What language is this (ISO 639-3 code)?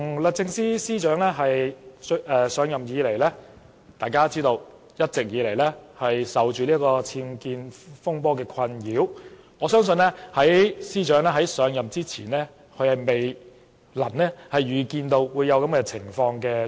yue